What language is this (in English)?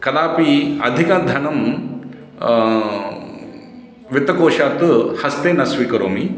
Sanskrit